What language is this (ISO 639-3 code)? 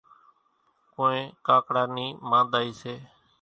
gjk